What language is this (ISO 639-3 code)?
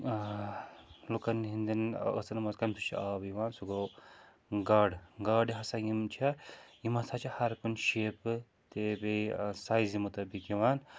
kas